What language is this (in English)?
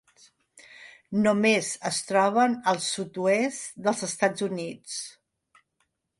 Catalan